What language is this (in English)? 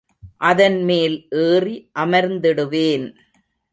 Tamil